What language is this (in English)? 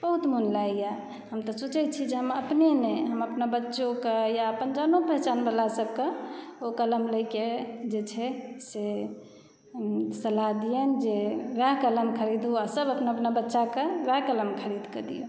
Maithili